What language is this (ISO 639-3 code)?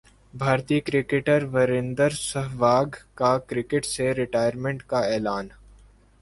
urd